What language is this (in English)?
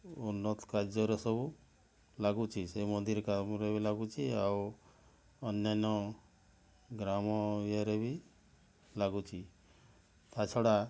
Odia